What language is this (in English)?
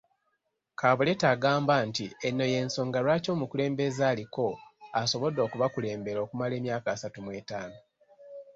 Ganda